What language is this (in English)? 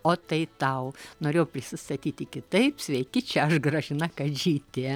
Lithuanian